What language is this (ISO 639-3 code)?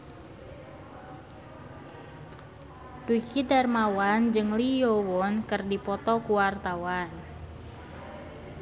sun